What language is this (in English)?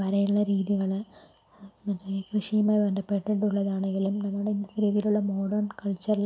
Malayalam